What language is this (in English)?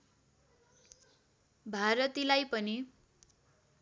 Nepali